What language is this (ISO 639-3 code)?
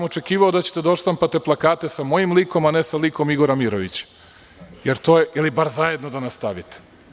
srp